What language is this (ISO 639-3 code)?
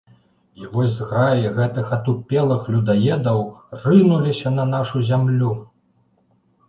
bel